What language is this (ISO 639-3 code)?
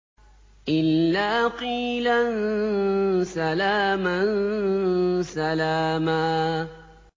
ara